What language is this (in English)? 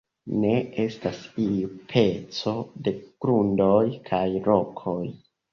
Esperanto